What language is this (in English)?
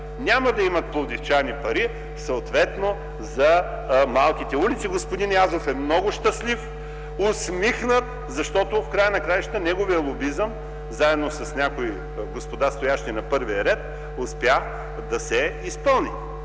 Bulgarian